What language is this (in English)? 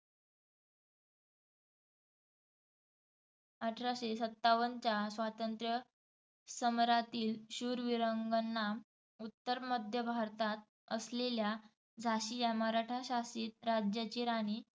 Marathi